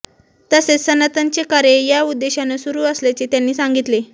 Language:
Marathi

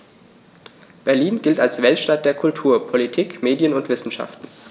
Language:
German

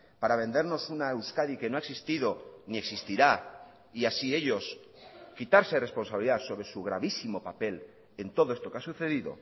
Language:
Spanish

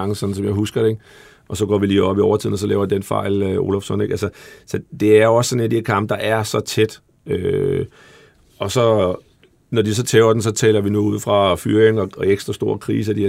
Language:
Danish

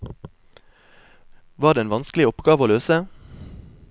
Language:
Norwegian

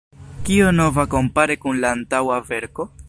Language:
Esperanto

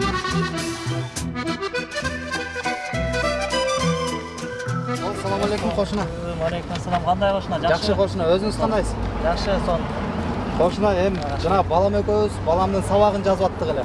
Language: Turkish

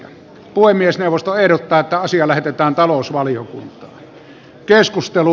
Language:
Finnish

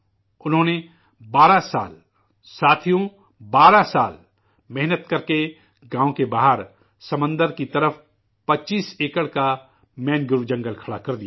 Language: Urdu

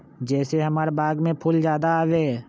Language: Magahi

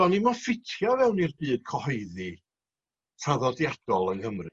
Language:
Welsh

